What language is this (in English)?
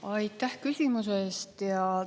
Estonian